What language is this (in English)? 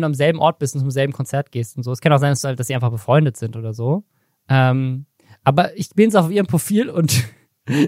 German